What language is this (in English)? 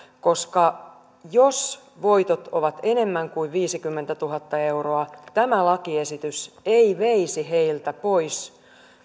Finnish